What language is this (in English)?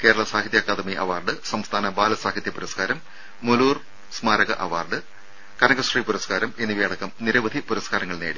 Malayalam